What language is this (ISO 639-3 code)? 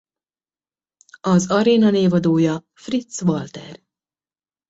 hun